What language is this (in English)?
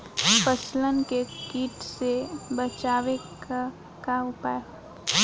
Bhojpuri